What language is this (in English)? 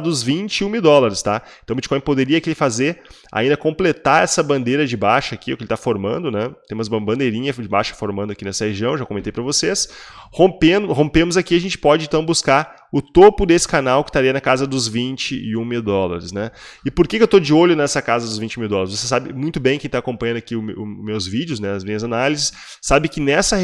Portuguese